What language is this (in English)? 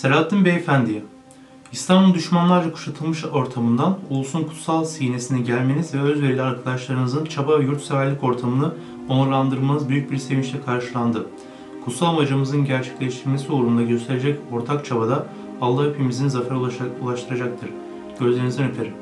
Turkish